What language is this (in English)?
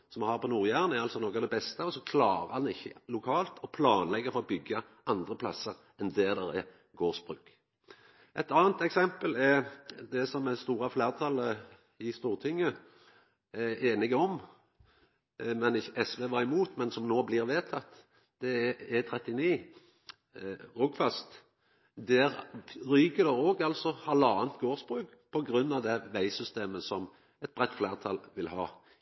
Norwegian Nynorsk